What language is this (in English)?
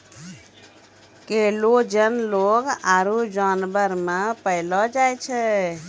Maithili